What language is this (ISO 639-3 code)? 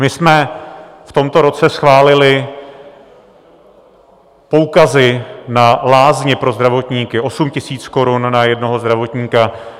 ces